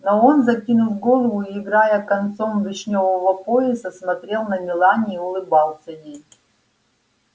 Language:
Russian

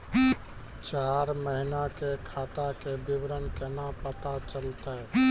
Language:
Maithili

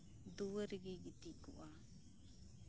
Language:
Santali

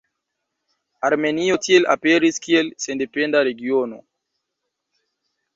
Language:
Esperanto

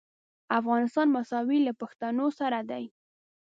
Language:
Pashto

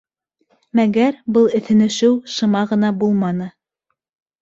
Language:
Bashkir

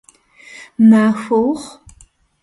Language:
Kabardian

